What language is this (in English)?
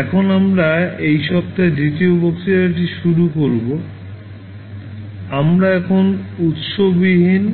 Bangla